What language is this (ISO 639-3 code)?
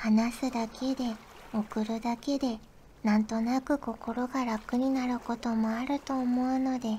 jpn